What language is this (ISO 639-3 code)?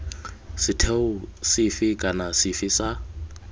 tsn